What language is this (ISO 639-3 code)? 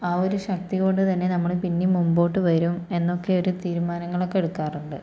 mal